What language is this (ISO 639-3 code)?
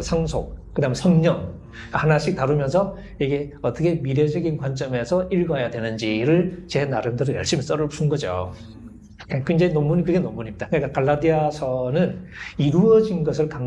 kor